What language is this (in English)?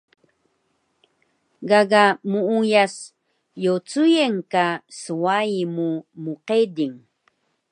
Taroko